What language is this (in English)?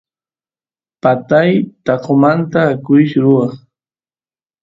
Santiago del Estero Quichua